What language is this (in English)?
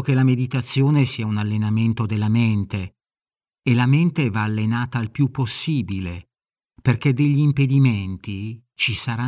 Italian